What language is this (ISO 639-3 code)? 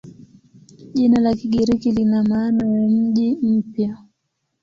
swa